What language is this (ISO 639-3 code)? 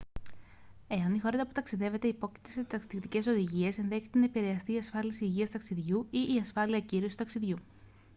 ell